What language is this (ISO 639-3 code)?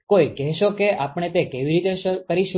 guj